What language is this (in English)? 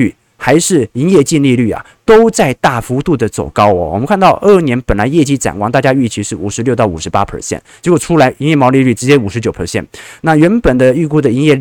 Chinese